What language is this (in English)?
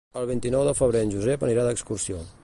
Catalan